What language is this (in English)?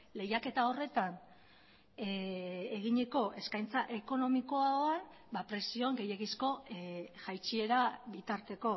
Basque